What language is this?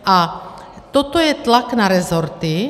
Czech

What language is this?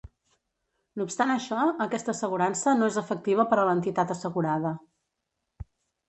Catalan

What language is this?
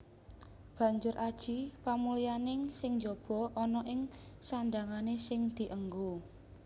Javanese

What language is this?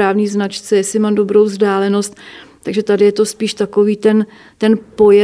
Czech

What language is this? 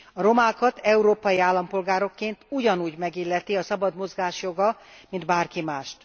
Hungarian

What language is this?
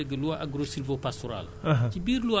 Wolof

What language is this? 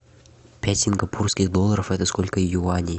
Russian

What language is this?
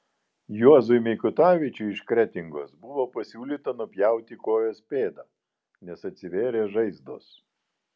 Lithuanian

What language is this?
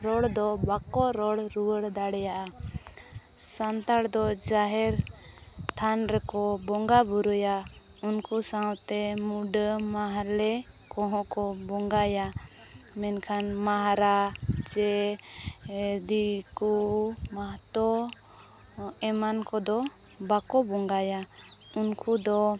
Santali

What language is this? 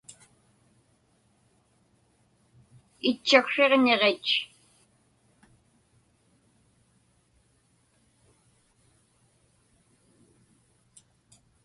Inupiaq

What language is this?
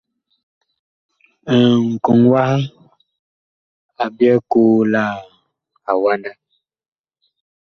Bakoko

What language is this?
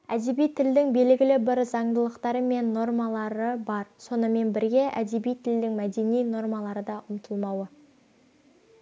Kazakh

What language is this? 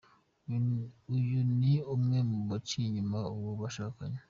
Kinyarwanda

